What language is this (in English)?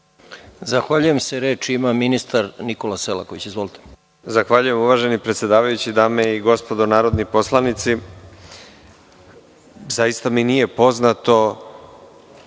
Serbian